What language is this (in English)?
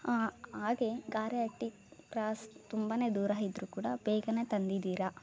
Kannada